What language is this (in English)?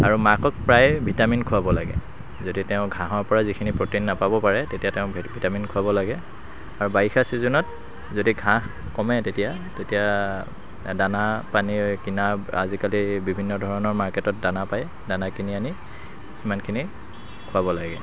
Assamese